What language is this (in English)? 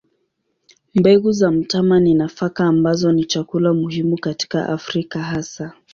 Swahili